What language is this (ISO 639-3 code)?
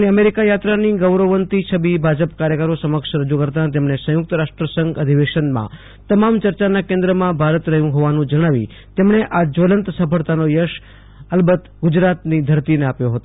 guj